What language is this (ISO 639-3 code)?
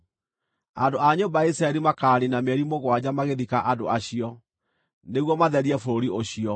kik